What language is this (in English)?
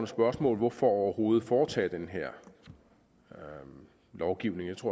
Danish